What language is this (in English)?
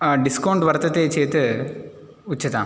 Sanskrit